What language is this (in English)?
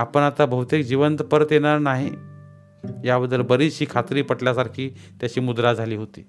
Marathi